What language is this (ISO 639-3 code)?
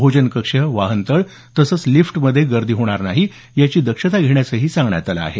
mar